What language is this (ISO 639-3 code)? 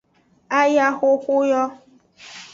ajg